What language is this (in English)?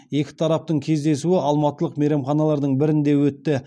Kazakh